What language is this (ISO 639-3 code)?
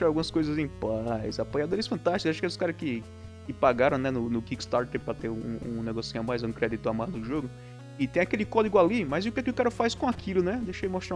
por